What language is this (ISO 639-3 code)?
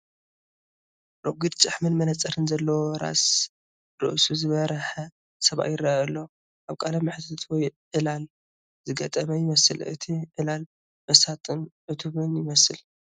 tir